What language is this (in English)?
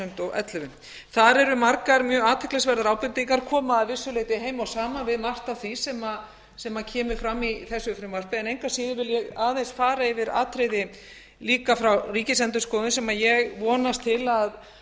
Icelandic